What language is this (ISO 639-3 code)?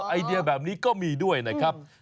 tha